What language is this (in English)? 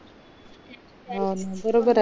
Marathi